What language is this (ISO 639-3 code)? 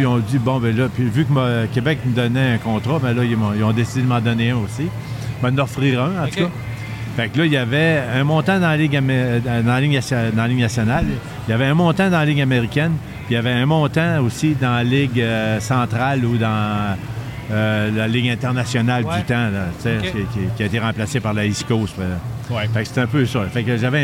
fra